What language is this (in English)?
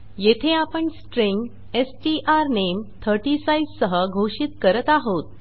Marathi